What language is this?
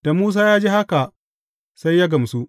Hausa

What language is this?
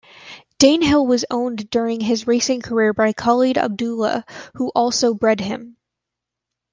English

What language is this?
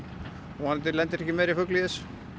Icelandic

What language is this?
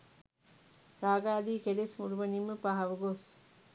Sinhala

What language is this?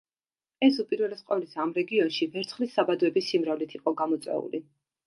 Georgian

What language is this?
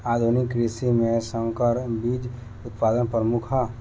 Bhojpuri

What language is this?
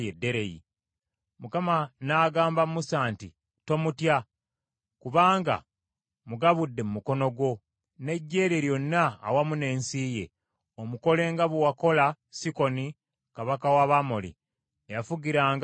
Ganda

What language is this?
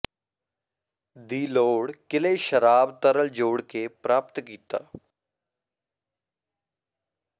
Punjabi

